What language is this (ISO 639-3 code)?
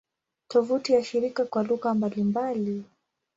swa